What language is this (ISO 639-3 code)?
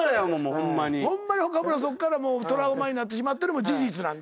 jpn